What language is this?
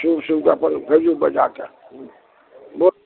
Maithili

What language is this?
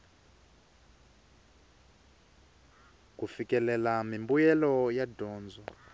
Tsonga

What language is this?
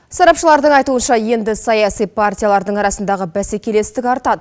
Kazakh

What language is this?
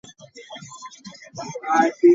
Ganda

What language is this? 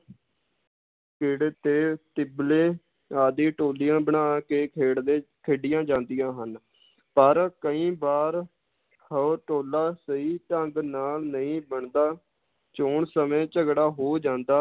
Punjabi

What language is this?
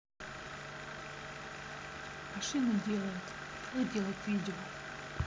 Russian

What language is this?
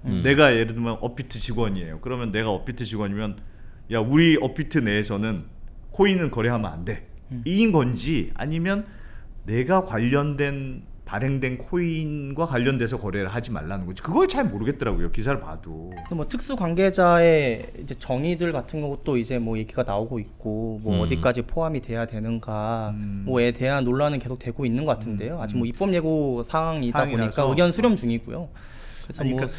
Korean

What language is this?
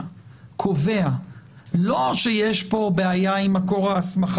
Hebrew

